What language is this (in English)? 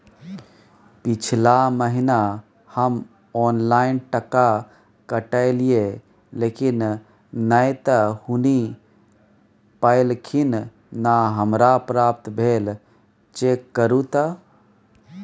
Maithili